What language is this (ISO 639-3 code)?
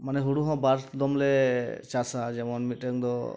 sat